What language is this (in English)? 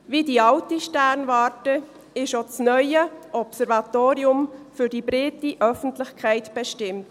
Swiss German